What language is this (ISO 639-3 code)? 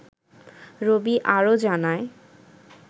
ben